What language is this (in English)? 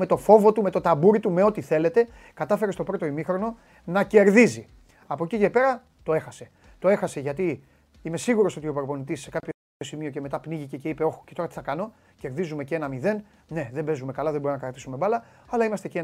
Greek